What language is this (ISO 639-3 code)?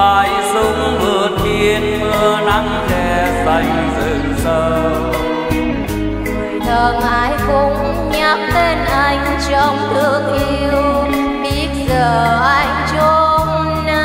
vie